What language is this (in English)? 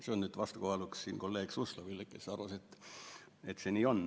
Estonian